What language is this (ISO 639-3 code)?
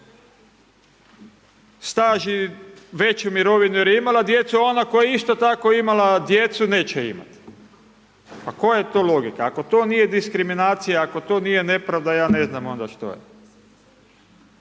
hrv